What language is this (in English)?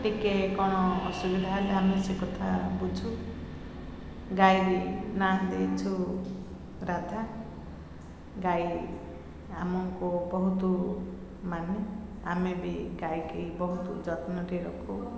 Odia